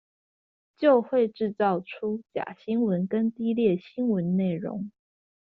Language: Chinese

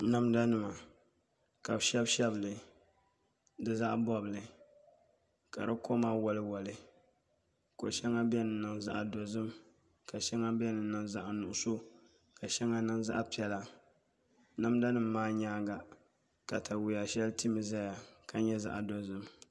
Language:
Dagbani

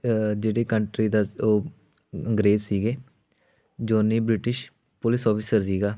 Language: Punjabi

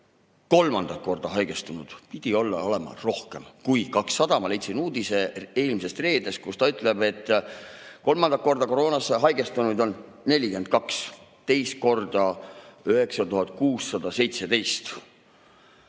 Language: Estonian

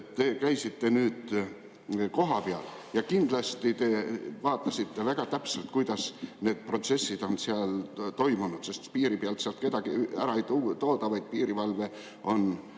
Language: Estonian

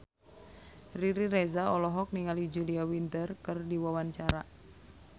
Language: Sundanese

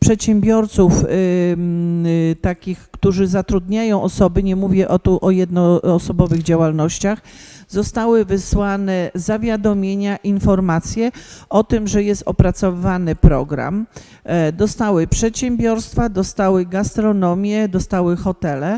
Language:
Polish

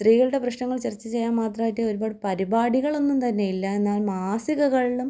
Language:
Malayalam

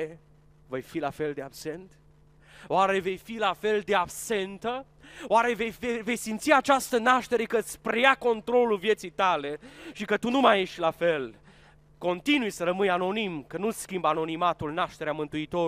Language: Romanian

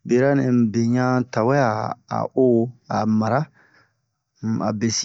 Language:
Bomu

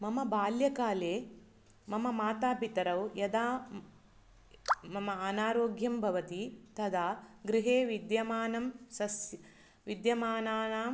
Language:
Sanskrit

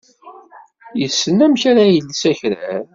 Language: Kabyle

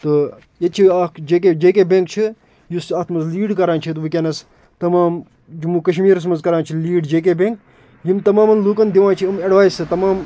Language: Kashmiri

